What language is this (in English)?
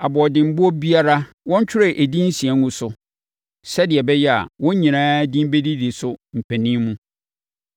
Akan